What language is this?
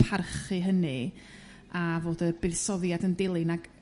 Welsh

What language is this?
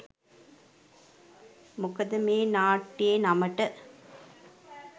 Sinhala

